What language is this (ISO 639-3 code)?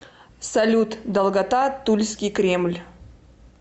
rus